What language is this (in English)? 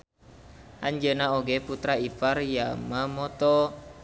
Sundanese